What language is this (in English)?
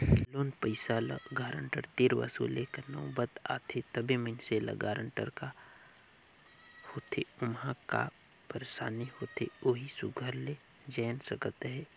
Chhattisgarhi